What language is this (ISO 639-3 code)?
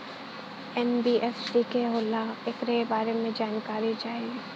bho